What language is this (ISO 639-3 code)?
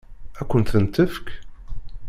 kab